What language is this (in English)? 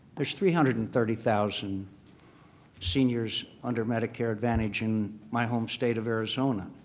English